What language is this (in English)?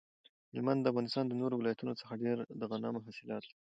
Pashto